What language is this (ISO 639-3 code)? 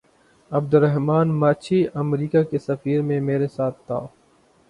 urd